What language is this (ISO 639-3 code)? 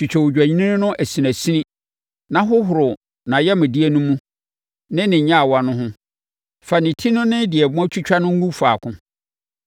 aka